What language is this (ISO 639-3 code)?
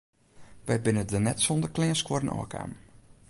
fry